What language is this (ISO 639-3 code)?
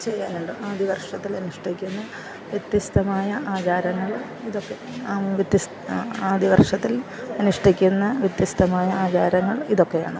mal